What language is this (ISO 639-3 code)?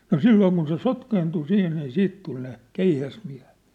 fin